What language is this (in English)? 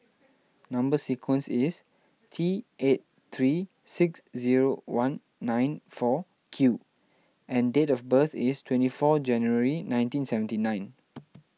English